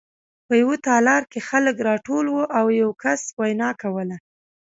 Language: Pashto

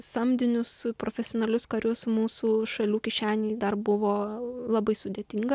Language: Lithuanian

